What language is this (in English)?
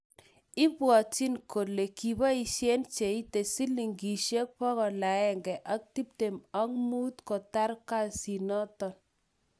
Kalenjin